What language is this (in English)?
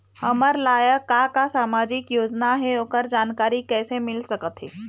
Chhattisgarhi